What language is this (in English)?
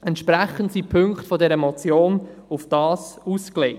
Swiss German